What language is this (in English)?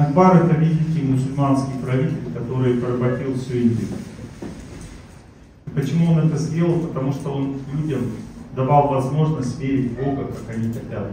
Russian